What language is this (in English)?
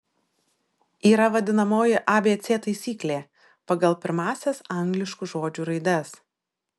Lithuanian